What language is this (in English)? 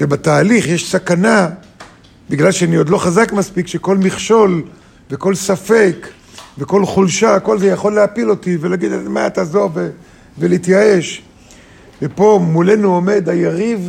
Hebrew